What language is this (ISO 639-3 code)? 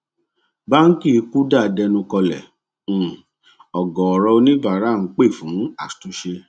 yor